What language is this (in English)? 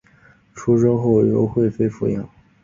Chinese